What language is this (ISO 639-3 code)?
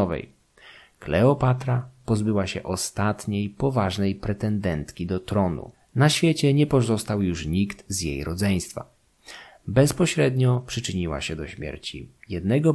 pol